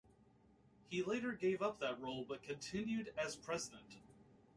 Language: English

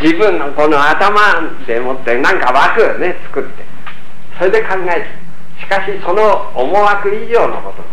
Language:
Japanese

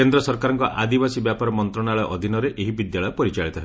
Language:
Odia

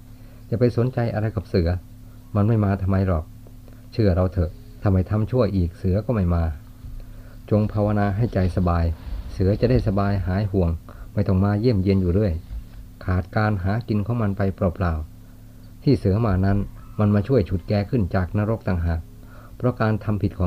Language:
Thai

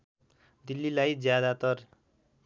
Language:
Nepali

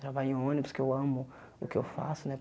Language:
Portuguese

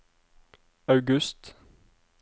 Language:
Norwegian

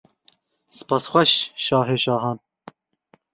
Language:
Kurdish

